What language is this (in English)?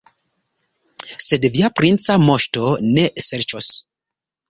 Esperanto